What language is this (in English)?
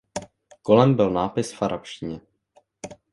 Czech